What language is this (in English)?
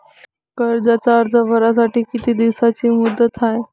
Marathi